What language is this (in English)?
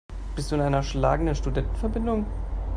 German